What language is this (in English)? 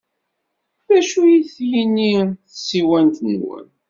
Kabyle